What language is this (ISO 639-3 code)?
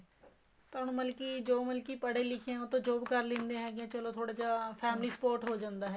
pan